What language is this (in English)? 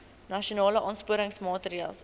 Afrikaans